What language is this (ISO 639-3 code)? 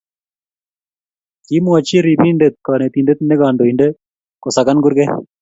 kln